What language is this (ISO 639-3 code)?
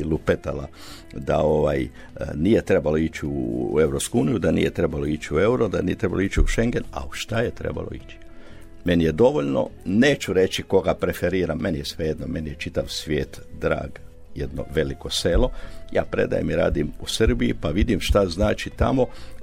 hrv